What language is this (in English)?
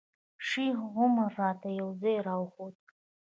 Pashto